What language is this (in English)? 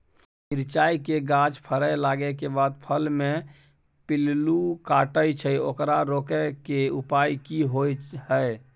Maithili